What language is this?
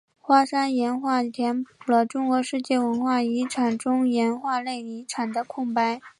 Chinese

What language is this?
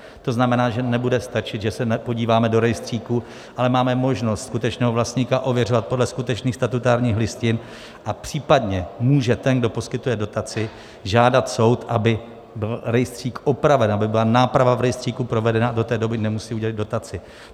Czech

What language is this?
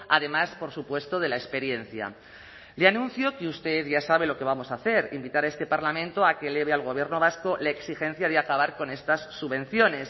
Spanish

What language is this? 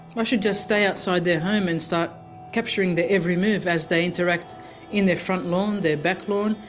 English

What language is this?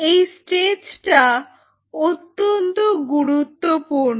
Bangla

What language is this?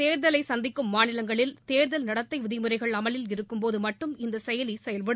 Tamil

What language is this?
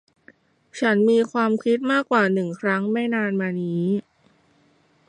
Thai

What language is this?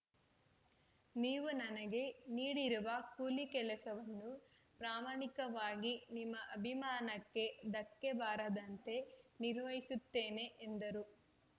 Kannada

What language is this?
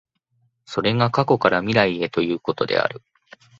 Japanese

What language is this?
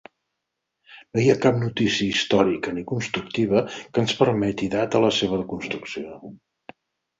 Catalan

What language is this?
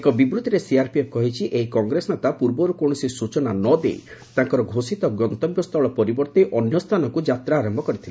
Odia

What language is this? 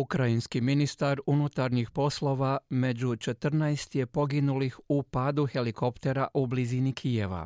Croatian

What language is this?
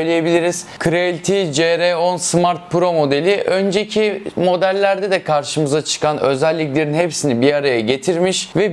Turkish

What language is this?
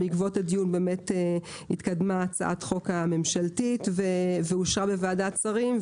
Hebrew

